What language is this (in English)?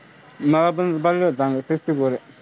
Marathi